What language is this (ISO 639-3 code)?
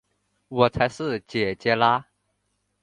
zho